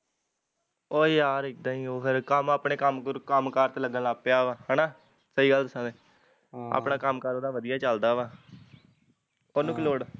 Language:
Punjabi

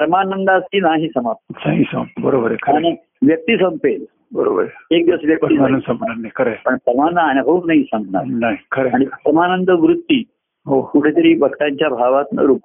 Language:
Marathi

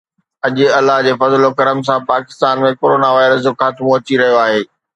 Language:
Sindhi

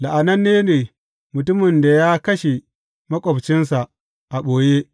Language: Hausa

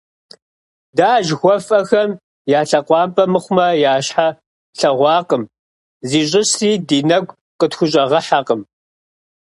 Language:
Kabardian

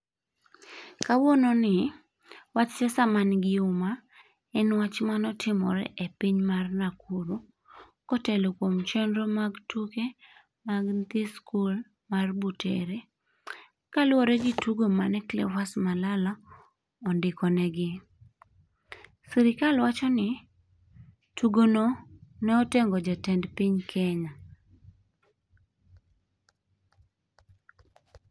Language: Luo (Kenya and Tanzania)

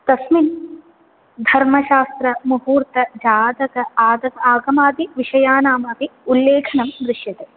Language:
Sanskrit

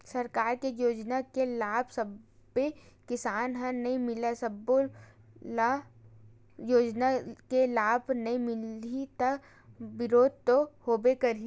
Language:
Chhattisgarhi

